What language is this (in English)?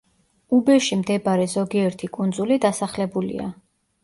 Georgian